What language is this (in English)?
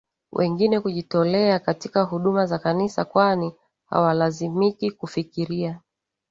Swahili